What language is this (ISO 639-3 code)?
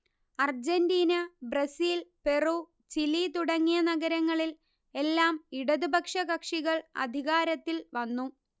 mal